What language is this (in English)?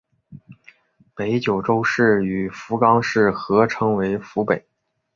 Chinese